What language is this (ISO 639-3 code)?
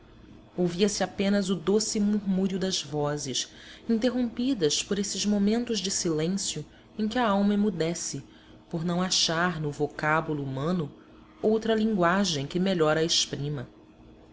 por